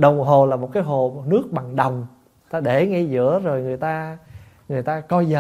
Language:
Vietnamese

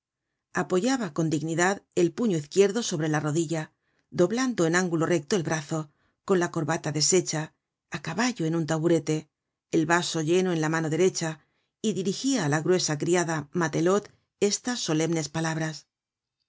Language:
Spanish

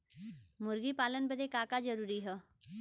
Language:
Bhojpuri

